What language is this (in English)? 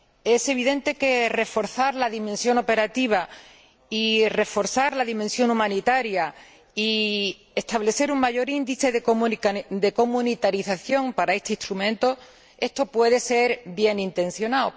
Spanish